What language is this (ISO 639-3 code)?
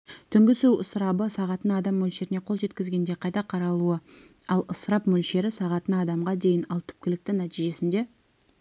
kaz